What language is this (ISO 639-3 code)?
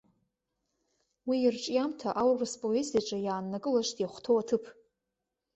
abk